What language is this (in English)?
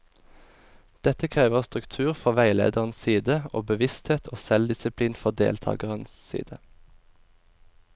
Norwegian